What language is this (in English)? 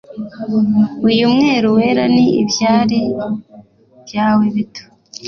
Kinyarwanda